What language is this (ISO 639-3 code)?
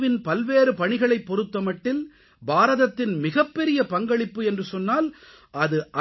tam